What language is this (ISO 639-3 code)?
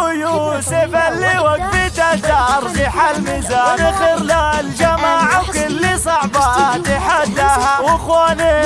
ara